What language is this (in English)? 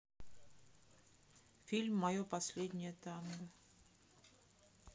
Russian